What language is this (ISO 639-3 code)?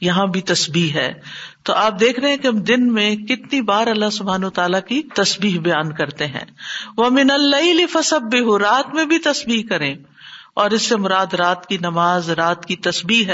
urd